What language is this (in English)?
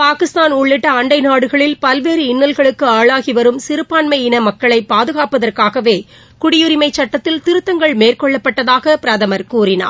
Tamil